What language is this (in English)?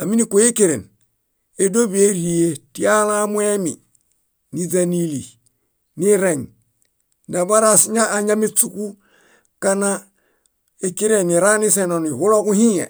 Bayot